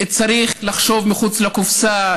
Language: Hebrew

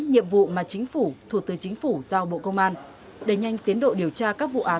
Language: Vietnamese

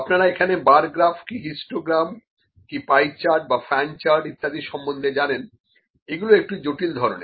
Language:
Bangla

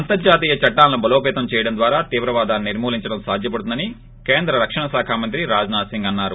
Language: Telugu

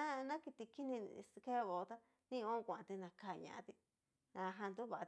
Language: Cacaloxtepec Mixtec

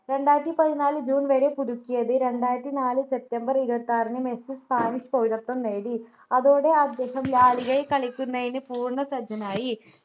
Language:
Malayalam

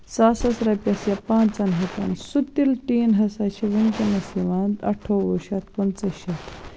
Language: Kashmiri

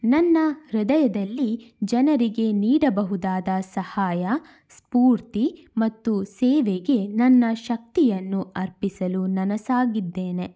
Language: Kannada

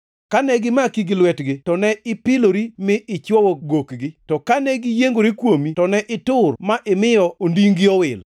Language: Luo (Kenya and Tanzania)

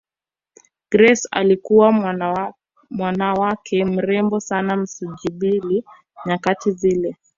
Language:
Swahili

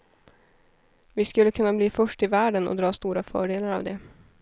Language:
Swedish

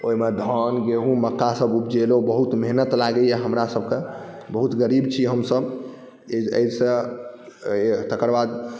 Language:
Maithili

